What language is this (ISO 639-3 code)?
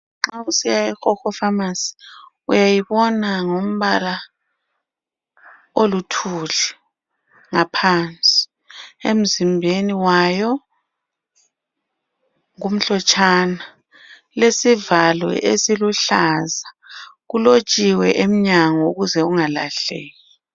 nde